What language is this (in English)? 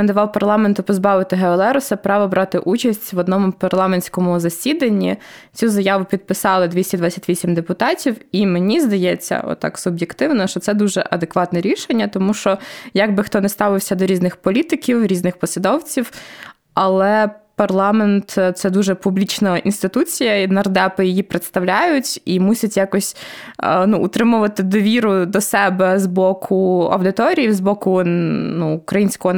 Ukrainian